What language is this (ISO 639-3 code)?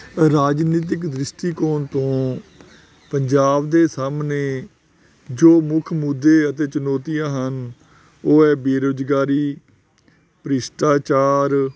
pan